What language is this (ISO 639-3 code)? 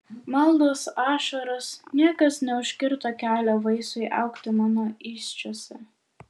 lit